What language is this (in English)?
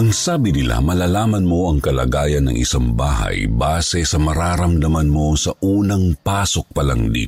Filipino